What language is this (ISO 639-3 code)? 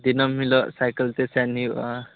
sat